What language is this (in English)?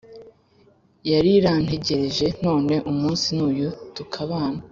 Kinyarwanda